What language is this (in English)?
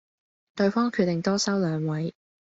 Cantonese